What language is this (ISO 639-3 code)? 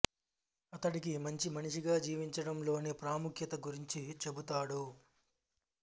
tel